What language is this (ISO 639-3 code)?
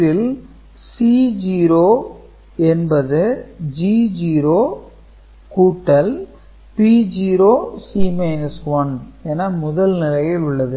tam